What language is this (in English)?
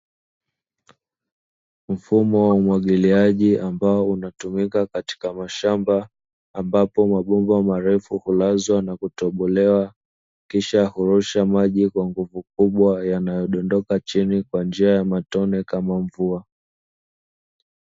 Swahili